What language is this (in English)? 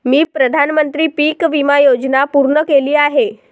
Marathi